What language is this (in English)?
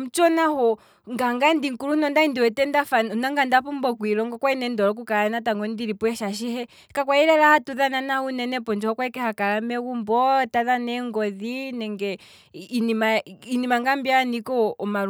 Kwambi